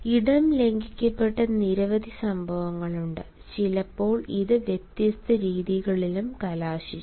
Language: Malayalam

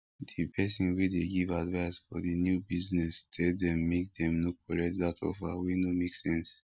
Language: Nigerian Pidgin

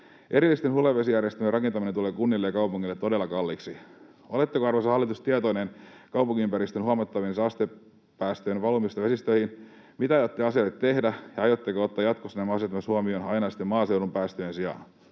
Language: Finnish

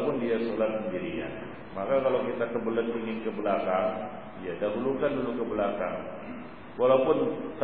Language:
Malay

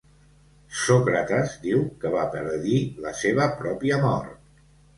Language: Catalan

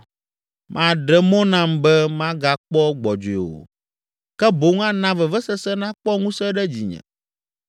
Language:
Ewe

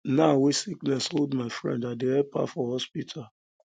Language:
Nigerian Pidgin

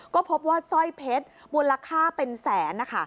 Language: Thai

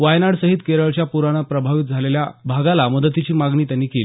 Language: Marathi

